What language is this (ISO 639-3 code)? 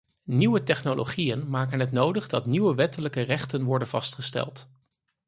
nld